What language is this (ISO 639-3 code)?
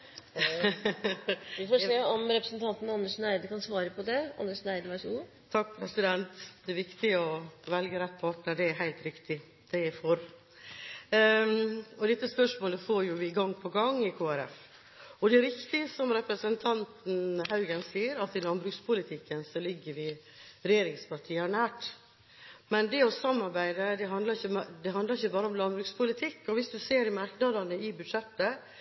nor